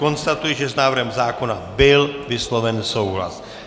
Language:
Czech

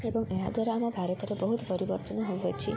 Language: Odia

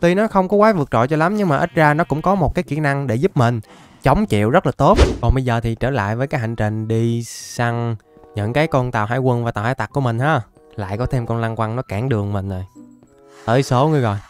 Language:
Vietnamese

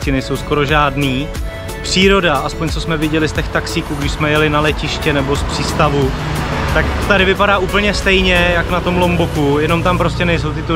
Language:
Czech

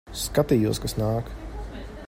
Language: Latvian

